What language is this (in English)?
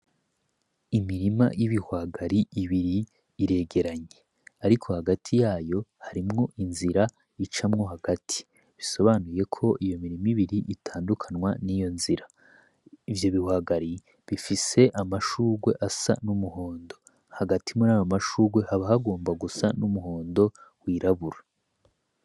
Rundi